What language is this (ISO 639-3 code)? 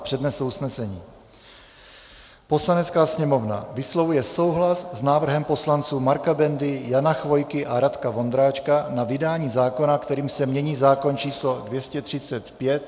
ces